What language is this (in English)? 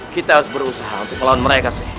Indonesian